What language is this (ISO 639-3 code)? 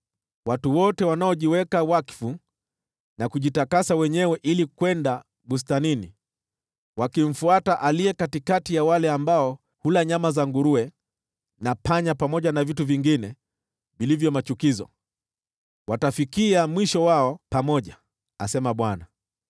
swa